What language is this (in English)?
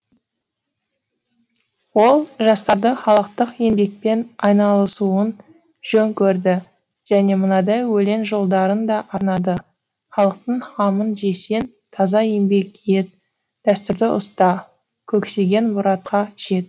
Kazakh